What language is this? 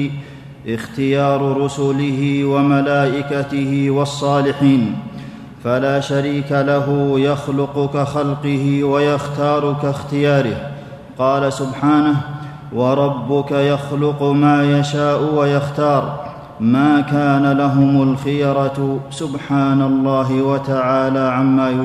Arabic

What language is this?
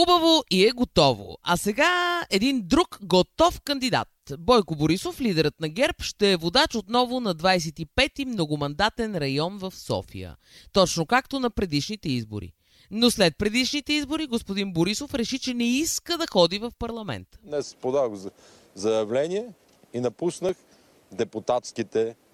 Bulgarian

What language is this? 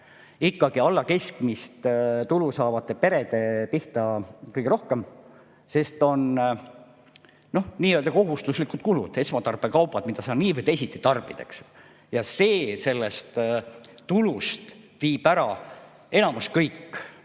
Estonian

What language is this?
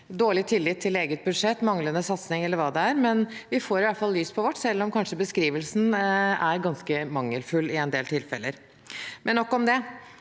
Norwegian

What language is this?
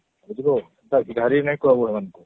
Odia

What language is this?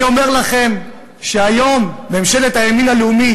Hebrew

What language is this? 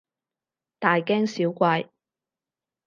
Cantonese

